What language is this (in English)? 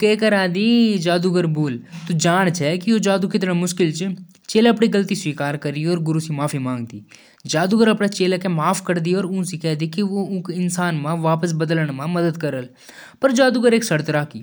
Jaunsari